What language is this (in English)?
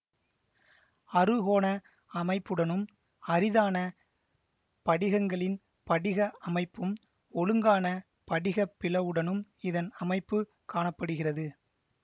Tamil